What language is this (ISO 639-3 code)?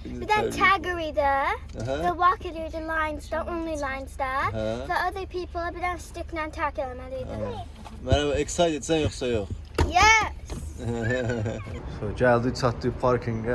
tur